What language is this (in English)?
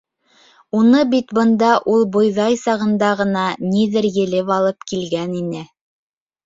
Bashkir